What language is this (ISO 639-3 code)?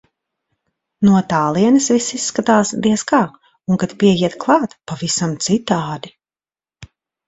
lav